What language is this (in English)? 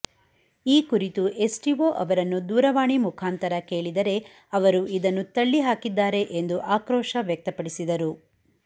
Kannada